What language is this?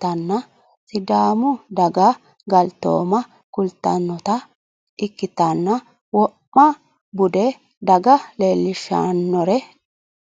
Sidamo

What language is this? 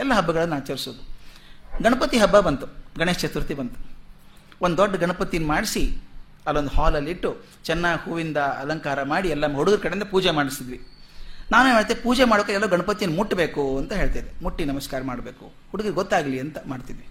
Kannada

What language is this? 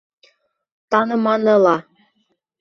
Bashkir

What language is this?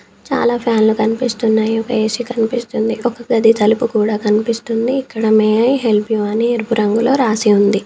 Telugu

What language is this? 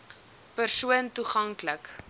Afrikaans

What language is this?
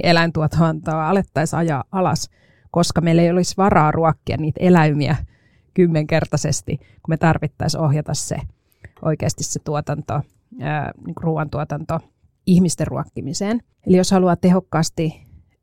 Finnish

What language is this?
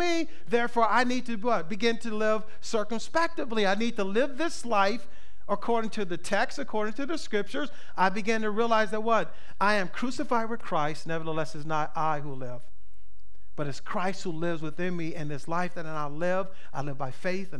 English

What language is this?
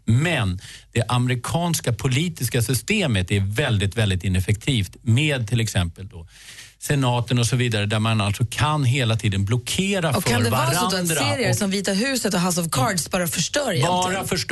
Swedish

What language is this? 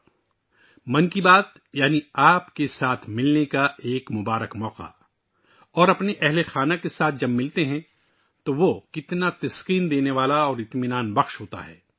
Urdu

